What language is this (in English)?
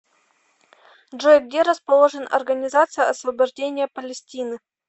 Russian